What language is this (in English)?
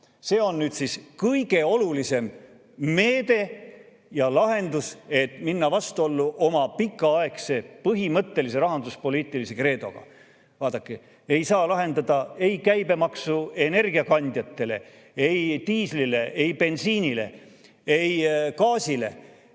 Estonian